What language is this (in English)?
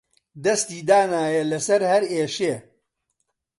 Central Kurdish